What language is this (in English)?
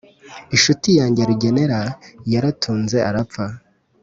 Kinyarwanda